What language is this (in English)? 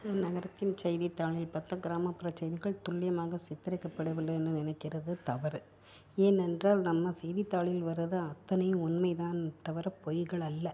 Tamil